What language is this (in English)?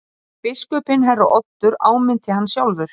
Icelandic